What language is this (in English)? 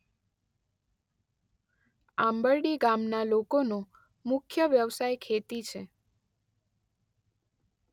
Gujarati